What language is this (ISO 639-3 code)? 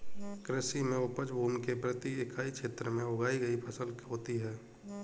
hin